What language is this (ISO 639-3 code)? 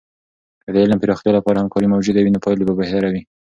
pus